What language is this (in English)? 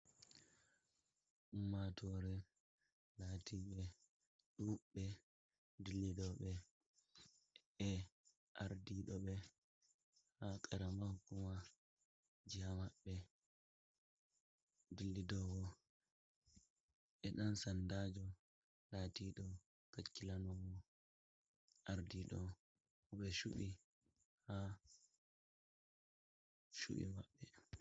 Fula